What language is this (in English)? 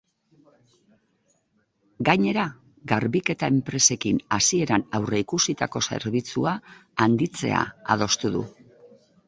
Basque